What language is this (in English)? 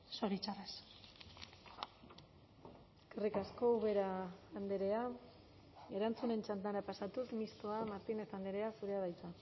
Basque